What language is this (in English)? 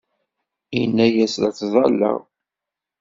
Kabyle